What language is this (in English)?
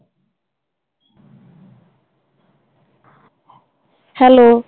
Punjabi